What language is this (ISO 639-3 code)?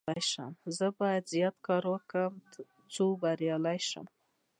pus